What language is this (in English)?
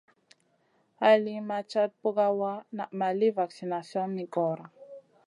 Masana